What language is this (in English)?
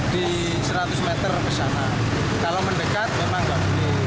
Indonesian